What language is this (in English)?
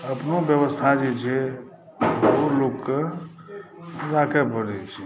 Maithili